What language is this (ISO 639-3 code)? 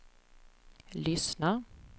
swe